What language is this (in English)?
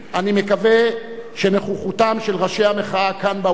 Hebrew